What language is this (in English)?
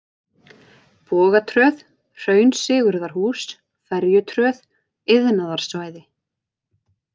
Icelandic